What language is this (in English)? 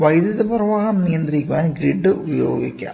Malayalam